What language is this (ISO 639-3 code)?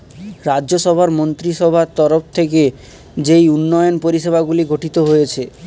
ben